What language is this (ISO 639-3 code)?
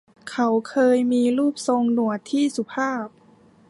tha